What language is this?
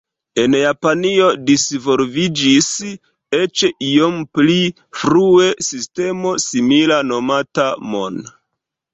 Esperanto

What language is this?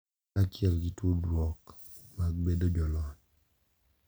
Luo (Kenya and Tanzania)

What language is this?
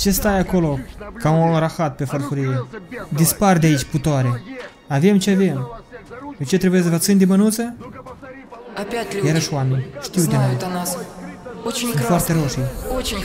Romanian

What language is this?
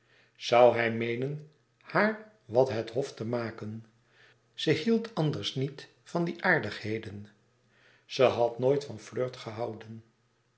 Dutch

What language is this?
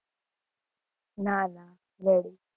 Gujarati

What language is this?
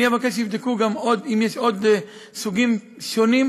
Hebrew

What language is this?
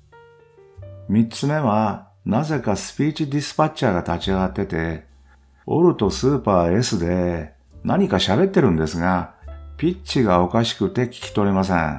Japanese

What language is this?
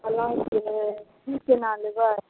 Maithili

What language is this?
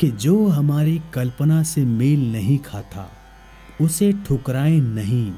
Hindi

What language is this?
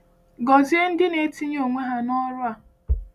Igbo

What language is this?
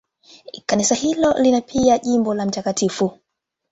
Swahili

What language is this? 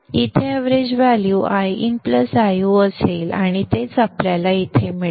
Marathi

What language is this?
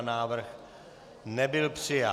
Czech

